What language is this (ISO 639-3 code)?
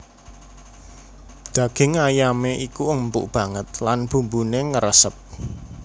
jav